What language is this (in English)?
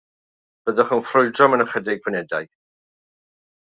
Welsh